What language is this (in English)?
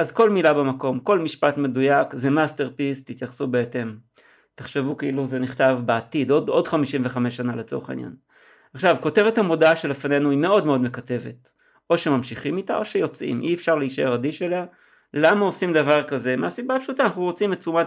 Hebrew